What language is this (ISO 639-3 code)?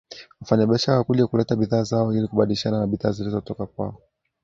swa